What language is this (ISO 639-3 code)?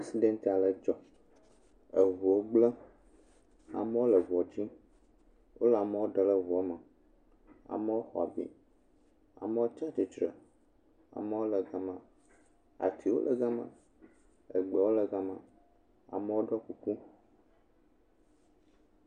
ewe